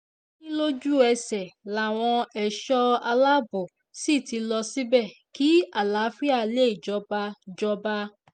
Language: Yoruba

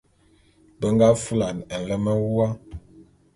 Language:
Bulu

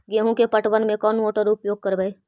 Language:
Magahi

